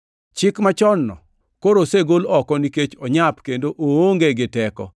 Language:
Luo (Kenya and Tanzania)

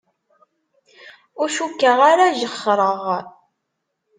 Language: Kabyle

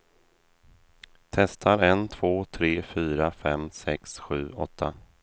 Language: Swedish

